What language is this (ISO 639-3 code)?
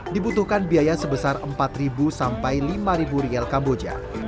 ind